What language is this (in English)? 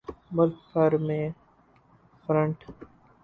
Urdu